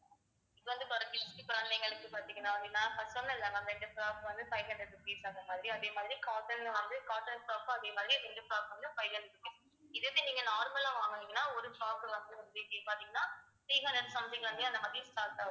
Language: Tamil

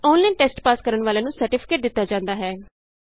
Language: Punjabi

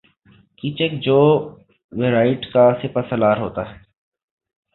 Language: Urdu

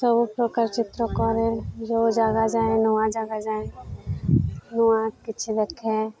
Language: Odia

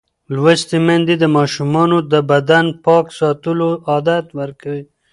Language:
Pashto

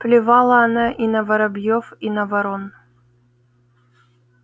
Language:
Russian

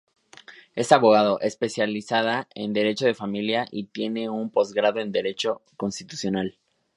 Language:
Spanish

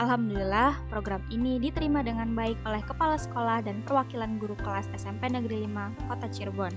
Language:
Indonesian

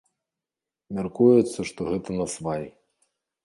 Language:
Belarusian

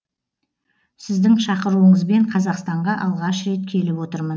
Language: Kazakh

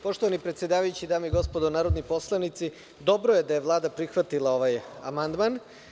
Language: Serbian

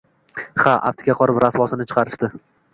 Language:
Uzbek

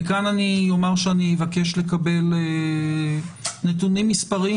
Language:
Hebrew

